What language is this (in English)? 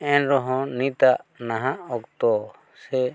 Santali